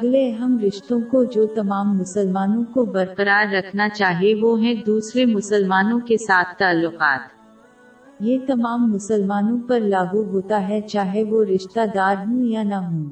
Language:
Urdu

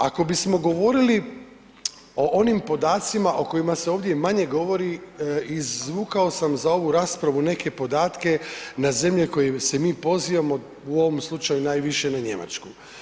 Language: Croatian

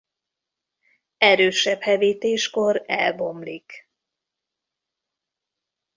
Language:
Hungarian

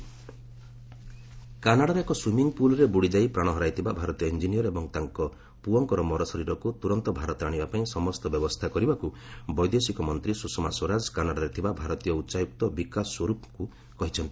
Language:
Odia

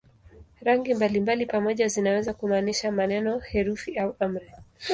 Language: Swahili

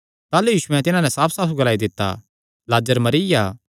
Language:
Kangri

